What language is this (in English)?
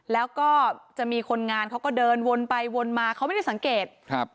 Thai